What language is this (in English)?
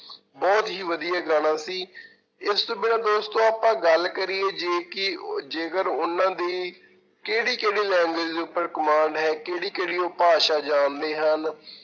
Punjabi